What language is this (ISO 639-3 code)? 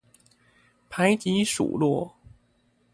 zho